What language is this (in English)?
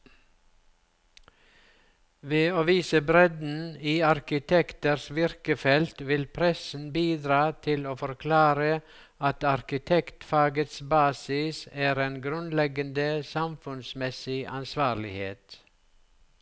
Norwegian